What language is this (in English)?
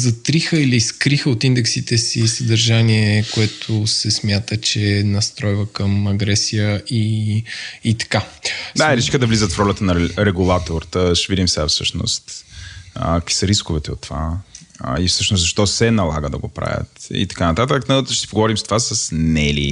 Bulgarian